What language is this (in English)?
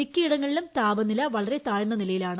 Malayalam